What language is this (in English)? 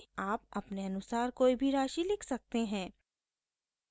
Hindi